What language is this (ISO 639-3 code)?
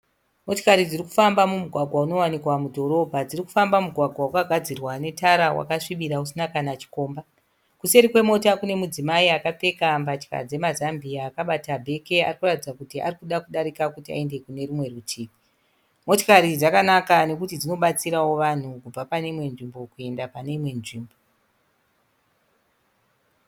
sna